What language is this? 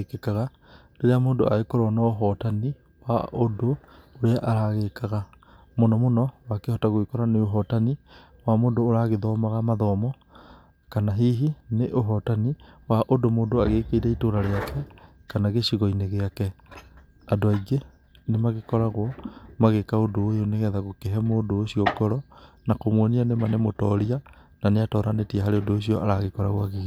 Kikuyu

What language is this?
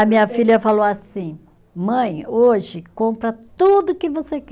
Portuguese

